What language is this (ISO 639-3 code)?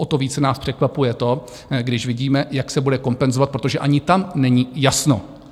ces